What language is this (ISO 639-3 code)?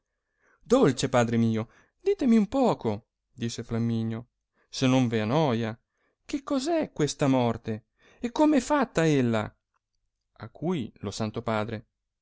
ita